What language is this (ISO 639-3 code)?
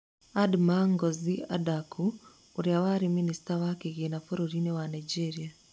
kik